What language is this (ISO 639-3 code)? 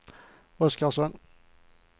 swe